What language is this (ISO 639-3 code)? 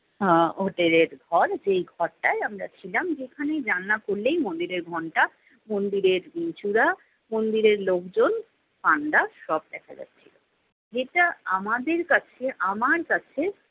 ben